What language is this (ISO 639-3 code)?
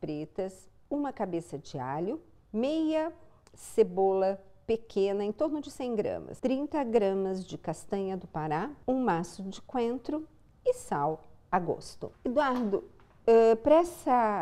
por